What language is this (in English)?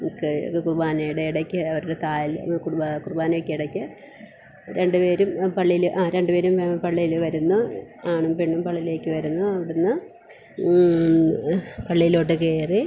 Malayalam